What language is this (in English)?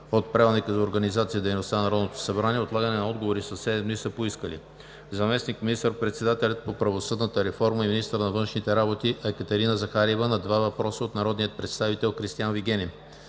Bulgarian